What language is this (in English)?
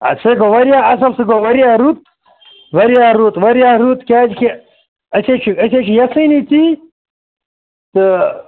Kashmiri